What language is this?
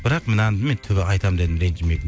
Kazakh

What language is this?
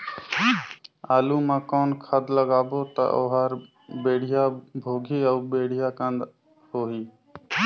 Chhattisgarhi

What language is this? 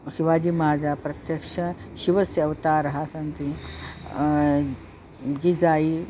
Sanskrit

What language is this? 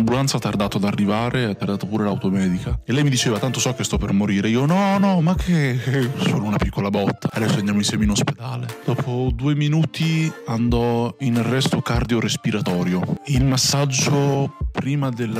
Italian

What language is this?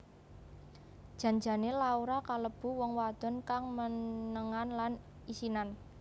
Javanese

